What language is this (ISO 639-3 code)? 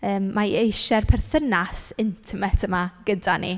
cym